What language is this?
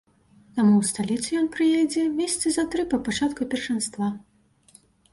Belarusian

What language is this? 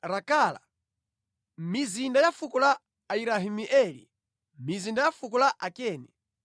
Nyanja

